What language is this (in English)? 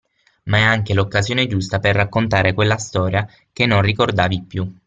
Italian